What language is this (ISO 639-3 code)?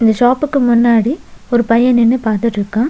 tam